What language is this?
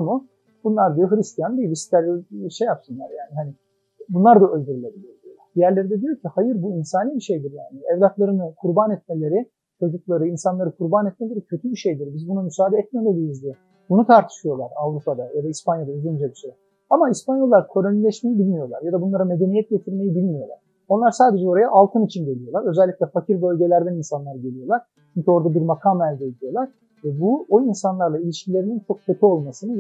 Turkish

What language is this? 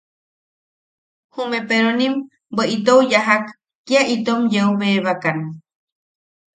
Yaqui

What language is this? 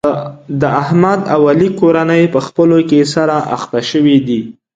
Pashto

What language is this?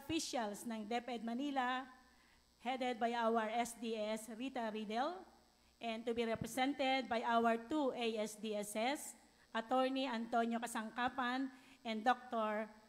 Filipino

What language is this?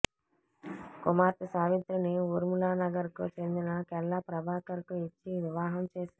Telugu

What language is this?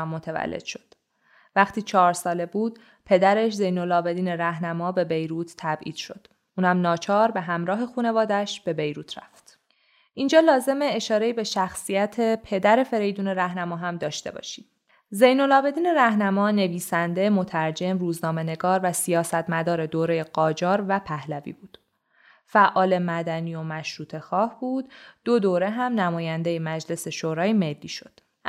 Persian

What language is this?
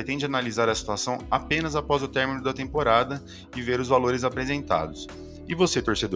Portuguese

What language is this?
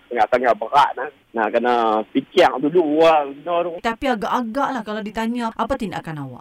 Malay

